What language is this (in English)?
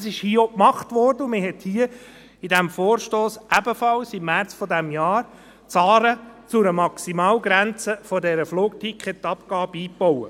Swiss German